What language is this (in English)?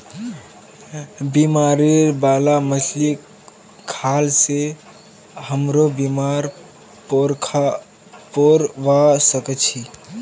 Magahi